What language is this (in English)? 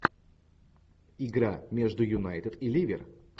Russian